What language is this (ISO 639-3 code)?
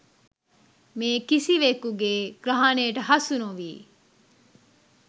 sin